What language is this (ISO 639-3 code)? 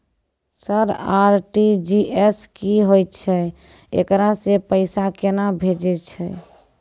mai